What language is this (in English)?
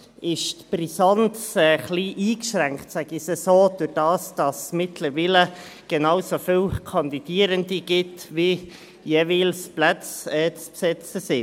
Swiss German